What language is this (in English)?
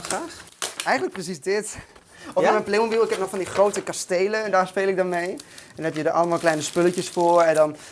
Dutch